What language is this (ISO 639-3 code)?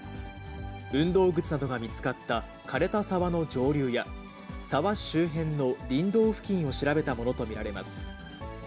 jpn